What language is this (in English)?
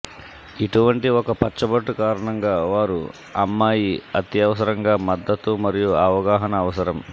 Telugu